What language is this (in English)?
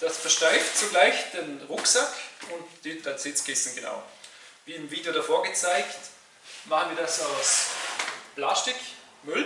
German